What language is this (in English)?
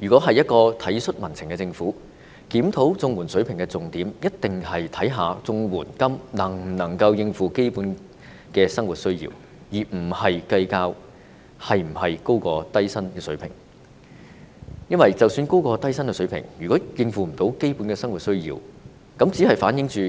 Cantonese